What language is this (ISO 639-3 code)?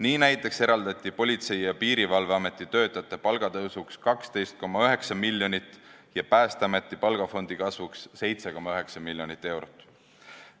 est